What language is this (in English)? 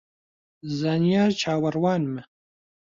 Central Kurdish